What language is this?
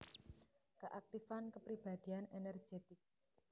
Javanese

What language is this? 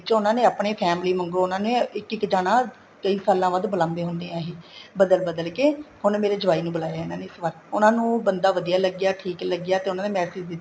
Punjabi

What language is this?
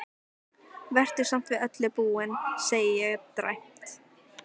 Icelandic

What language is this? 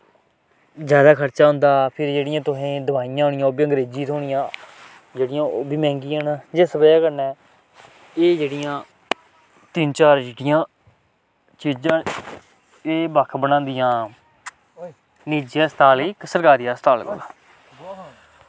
Dogri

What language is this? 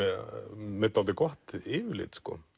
Icelandic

